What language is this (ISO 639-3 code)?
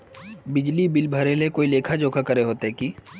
mag